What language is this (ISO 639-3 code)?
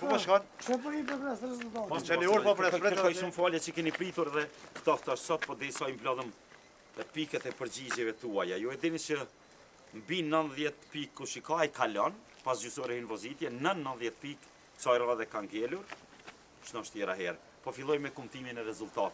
ita